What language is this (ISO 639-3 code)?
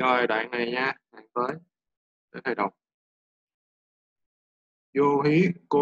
vie